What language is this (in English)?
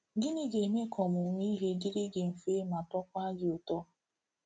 Igbo